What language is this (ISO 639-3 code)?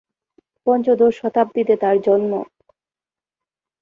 ben